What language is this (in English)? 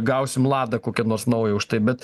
Lithuanian